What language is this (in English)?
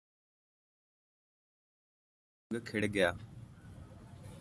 Punjabi